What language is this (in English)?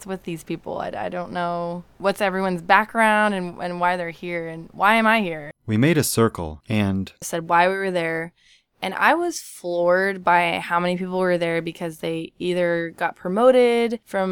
English